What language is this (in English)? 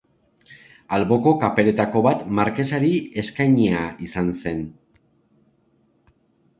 Basque